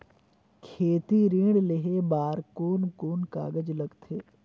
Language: Chhattisgarhi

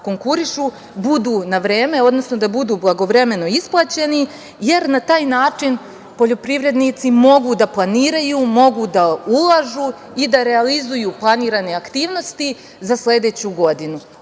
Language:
Serbian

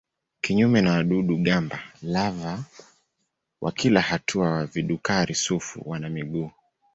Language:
Swahili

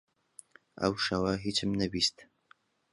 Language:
Central Kurdish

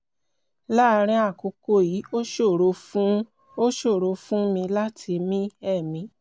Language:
Yoruba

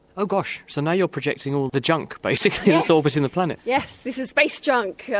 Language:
English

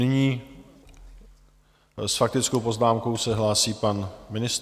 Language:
Czech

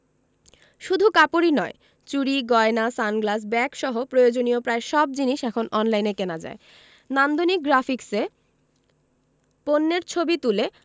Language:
Bangla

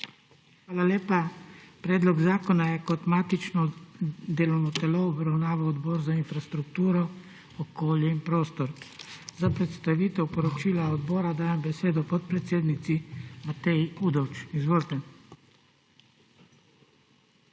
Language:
Slovenian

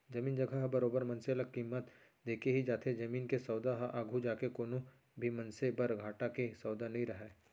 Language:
Chhattisgarhi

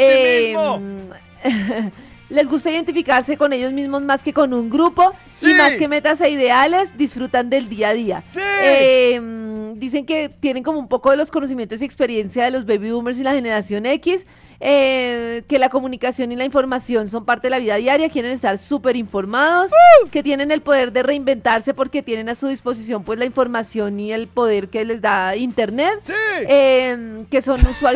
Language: Spanish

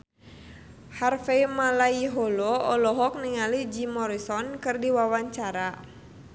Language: Sundanese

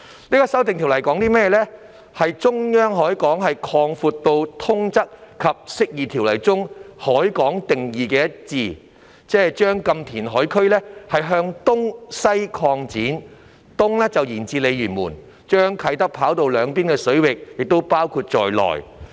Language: Cantonese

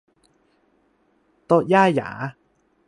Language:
Thai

